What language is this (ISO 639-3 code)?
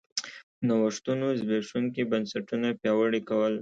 pus